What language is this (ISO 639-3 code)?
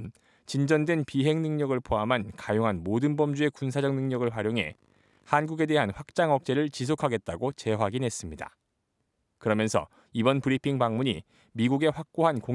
kor